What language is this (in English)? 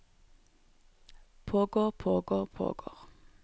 Norwegian